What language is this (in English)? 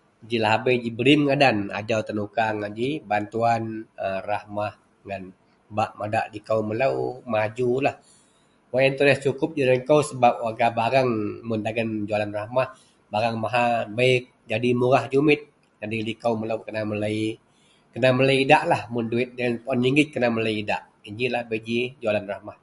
Central Melanau